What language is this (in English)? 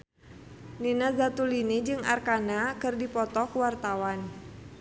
Sundanese